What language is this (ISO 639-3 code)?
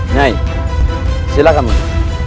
ind